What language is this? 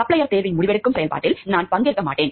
Tamil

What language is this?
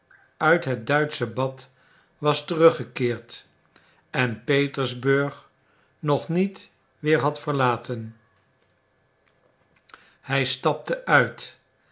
Dutch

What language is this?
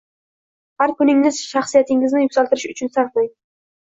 Uzbek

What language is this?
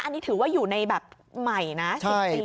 Thai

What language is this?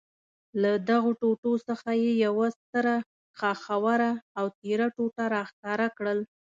Pashto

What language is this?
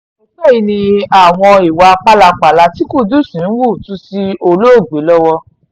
Yoruba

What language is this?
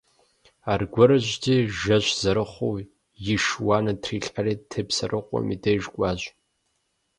Kabardian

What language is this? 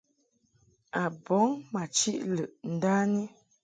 Mungaka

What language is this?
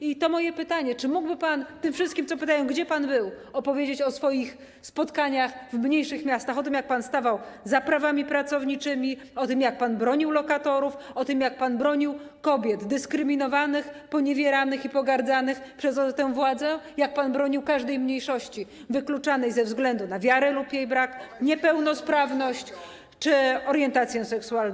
Polish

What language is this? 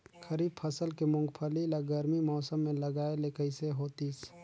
Chhattisgarhi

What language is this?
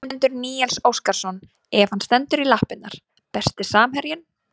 Icelandic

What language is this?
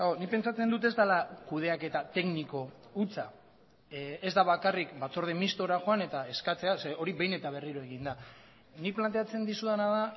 Basque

